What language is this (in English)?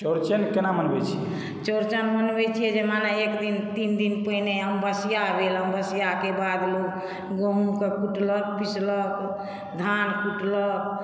Maithili